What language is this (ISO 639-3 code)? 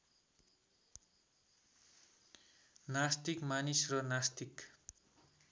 nep